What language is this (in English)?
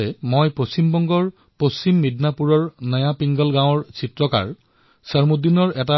Assamese